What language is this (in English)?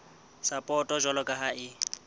Southern Sotho